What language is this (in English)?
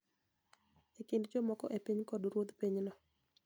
Luo (Kenya and Tanzania)